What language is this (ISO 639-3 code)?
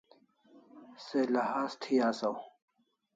kls